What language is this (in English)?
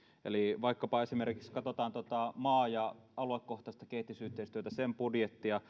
Finnish